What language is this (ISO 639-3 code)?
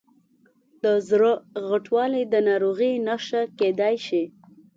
pus